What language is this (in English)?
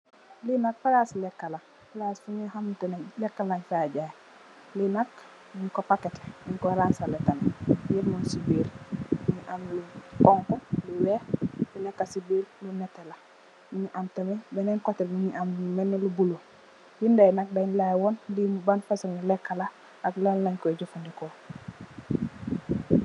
Wolof